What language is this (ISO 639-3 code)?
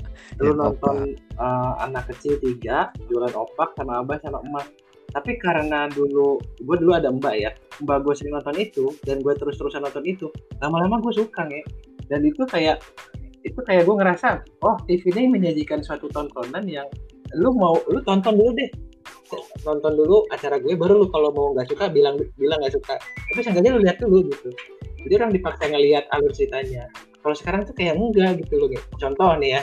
ind